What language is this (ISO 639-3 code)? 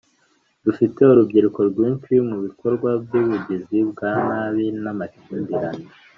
kin